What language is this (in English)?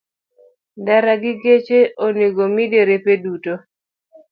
Luo (Kenya and Tanzania)